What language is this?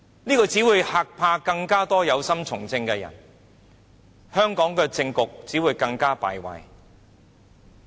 Cantonese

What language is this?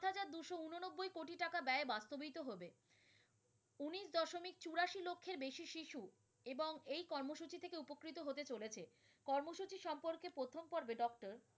Bangla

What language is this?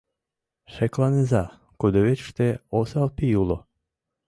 Mari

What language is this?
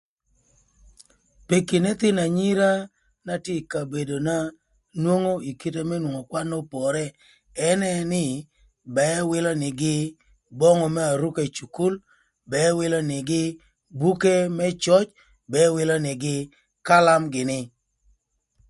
Thur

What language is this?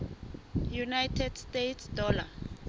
Southern Sotho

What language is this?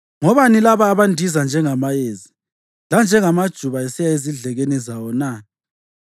North Ndebele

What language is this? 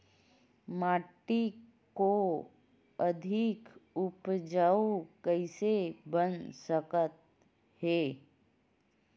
Chhattisgarhi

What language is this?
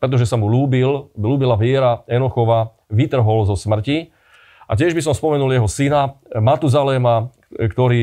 Slovak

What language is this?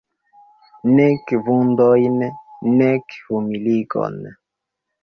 Esperanto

